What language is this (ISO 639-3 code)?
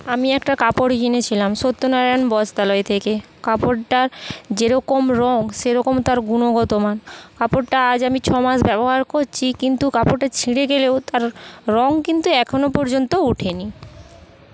ben